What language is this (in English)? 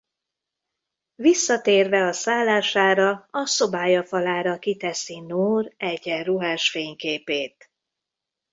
Hungarian